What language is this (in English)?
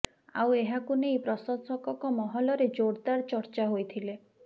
Odia